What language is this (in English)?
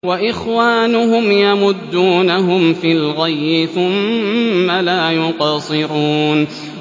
Arabic